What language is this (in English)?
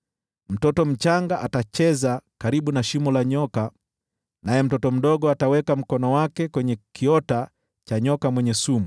Swahili